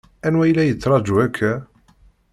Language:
Kabyle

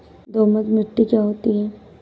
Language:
Hindi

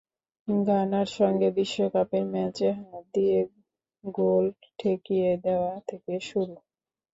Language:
Bangla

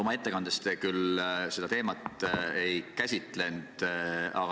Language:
Estonian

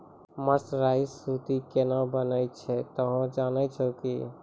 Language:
Maithili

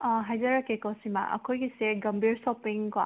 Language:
Manipuri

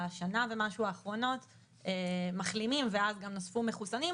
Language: Hebrew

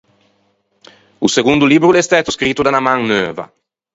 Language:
Ligurian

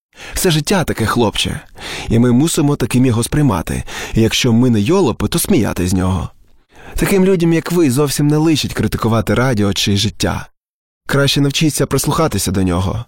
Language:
Ukrainian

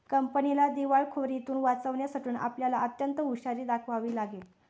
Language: Marathi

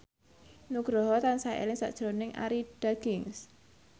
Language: Javanese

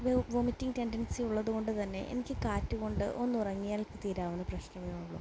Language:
Malayalam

